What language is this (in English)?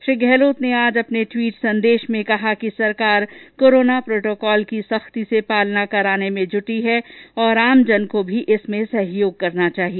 Hindi